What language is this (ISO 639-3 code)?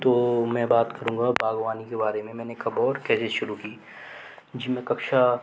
hin